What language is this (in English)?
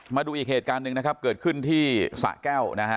Thai